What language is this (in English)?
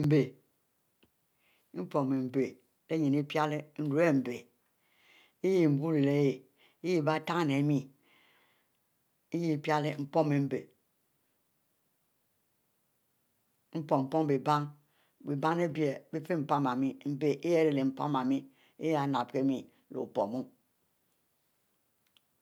Mbe